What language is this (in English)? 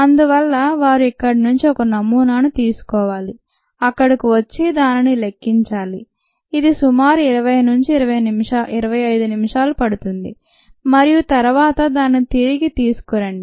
Telugu